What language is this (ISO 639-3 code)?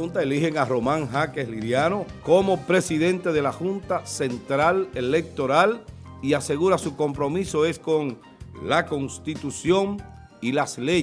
spa